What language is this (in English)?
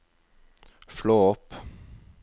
Norwegian